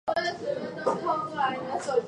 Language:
Chinese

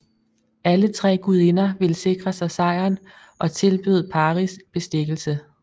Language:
Danish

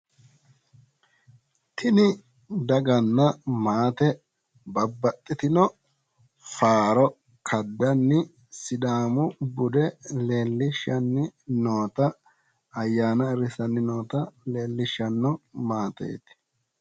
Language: Sidamo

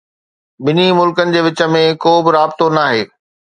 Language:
Sindhi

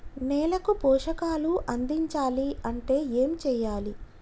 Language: Telugu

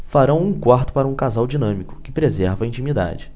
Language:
Portuguese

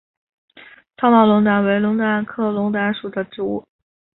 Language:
Chinese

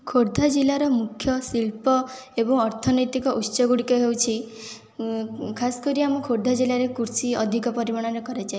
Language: Odia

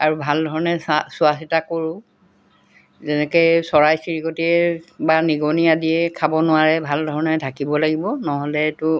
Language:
Assamese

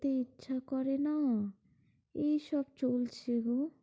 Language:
Bangla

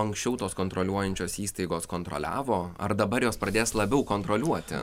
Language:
Lithuanian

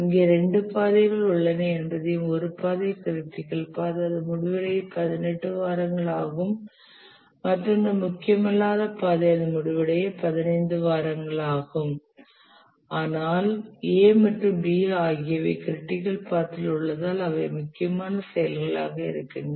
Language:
Tamil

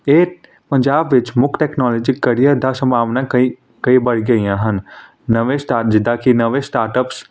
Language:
Punjabi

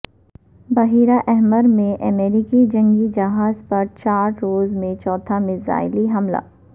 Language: Urdu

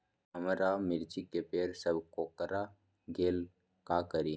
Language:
Magahi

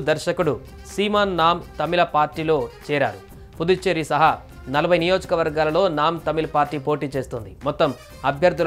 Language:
Telugu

